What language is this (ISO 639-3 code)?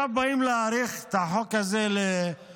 heb